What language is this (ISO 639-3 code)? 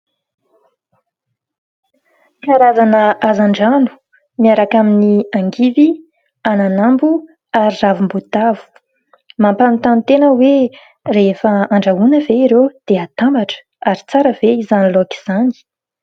mlg